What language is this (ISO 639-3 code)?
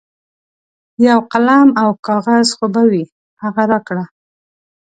pus